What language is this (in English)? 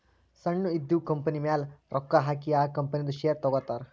Kannada